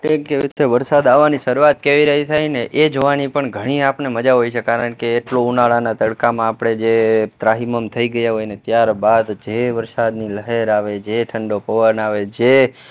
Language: Gujarati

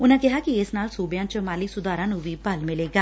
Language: Punjabi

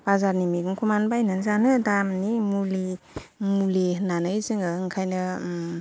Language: Bodo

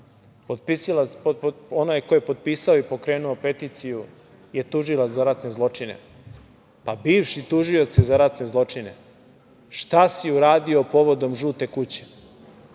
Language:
Serbian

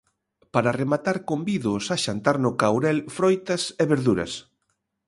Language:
Galician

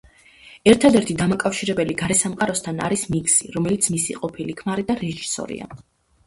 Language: Georgian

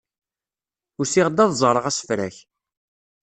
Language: Kabyle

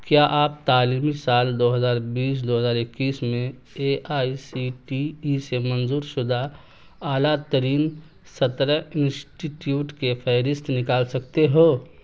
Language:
Urdu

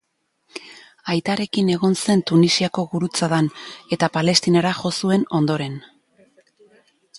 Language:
Basque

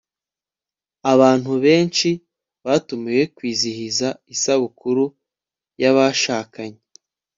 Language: Kinyarwanda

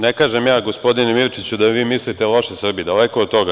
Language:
Serbian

